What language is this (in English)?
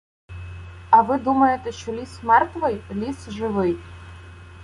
Ukrainian